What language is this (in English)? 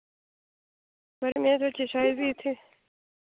Dogri